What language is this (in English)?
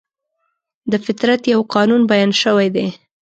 Pashto